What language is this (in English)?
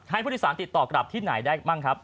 Thai